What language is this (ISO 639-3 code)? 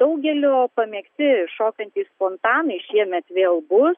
lit